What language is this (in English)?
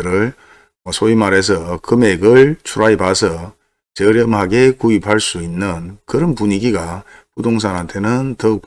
Korean